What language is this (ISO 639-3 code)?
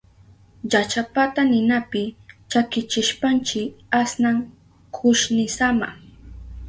qup